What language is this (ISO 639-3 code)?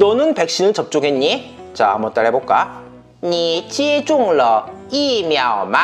kor